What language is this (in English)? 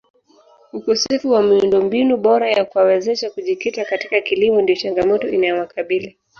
Swahili